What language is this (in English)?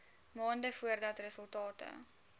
Afrikaans